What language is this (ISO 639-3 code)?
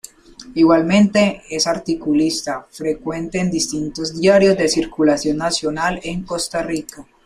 spa